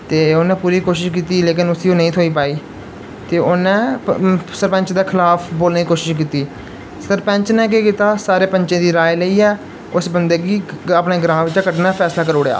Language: Dogri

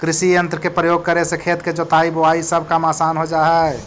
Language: Magahi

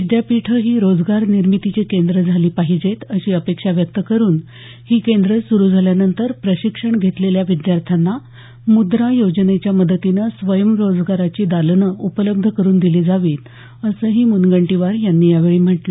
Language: Marathi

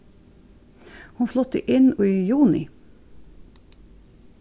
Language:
Faroese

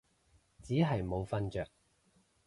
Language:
Cantonese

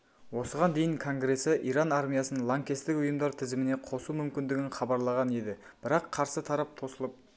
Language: Kazakh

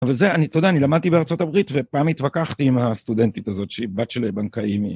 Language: Hebrew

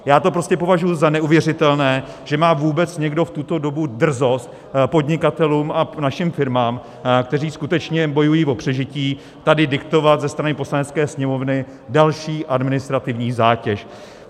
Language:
Czech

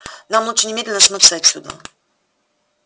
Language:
Russian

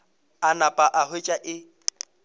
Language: Northern Sotho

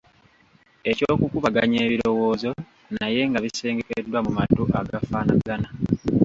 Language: Ganda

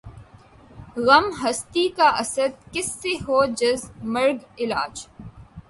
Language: Urdu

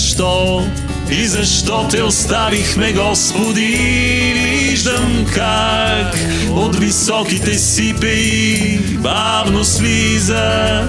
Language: Bulgarian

